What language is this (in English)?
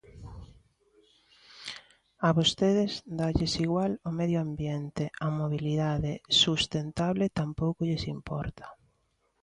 Galician